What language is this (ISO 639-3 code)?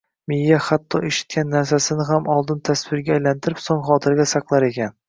uzb